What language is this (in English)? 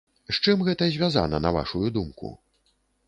Belarusian